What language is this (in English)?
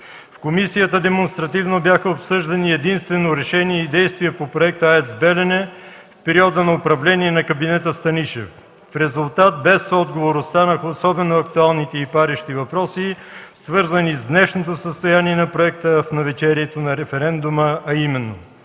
Bulgarian